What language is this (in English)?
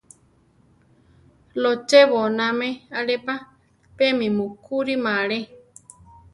Central Tarahumara